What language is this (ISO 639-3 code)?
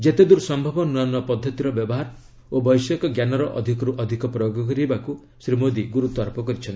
ori